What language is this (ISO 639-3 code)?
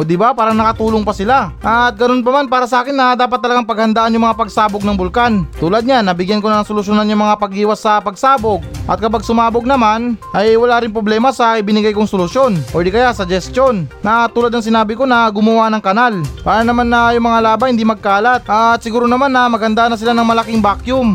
fil